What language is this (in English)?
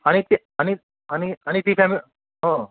Marathi